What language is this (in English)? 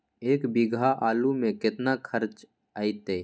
Magahi